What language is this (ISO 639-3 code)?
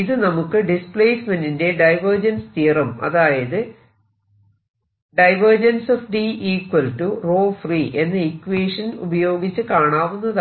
mal